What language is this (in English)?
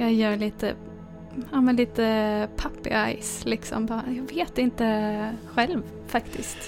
Swedish